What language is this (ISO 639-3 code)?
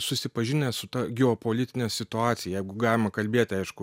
lit